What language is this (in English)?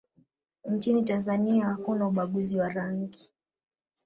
Swahili